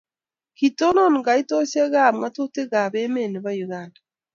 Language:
Kalenjin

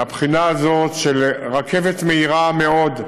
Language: Hebrew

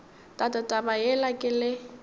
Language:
Northern Sotho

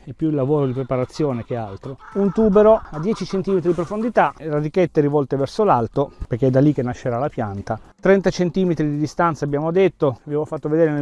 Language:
Italian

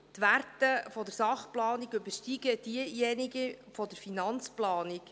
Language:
Swiss German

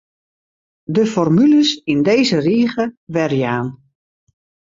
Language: Western Frisian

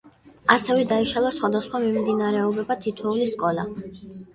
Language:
Georgian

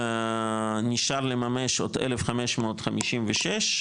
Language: Hebrew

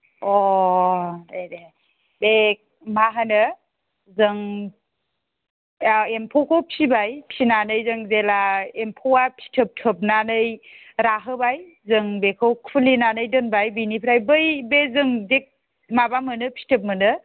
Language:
Bodo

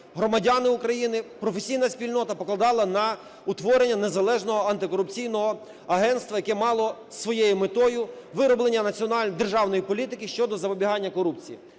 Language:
Ukrainian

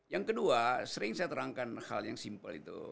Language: Indonesian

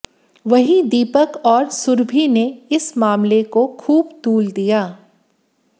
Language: Hindi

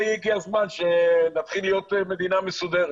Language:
Hebrew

